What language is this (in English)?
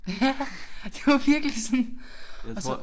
Danish